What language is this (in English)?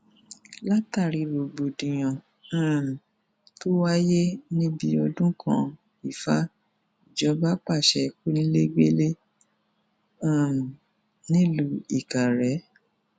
Yoruba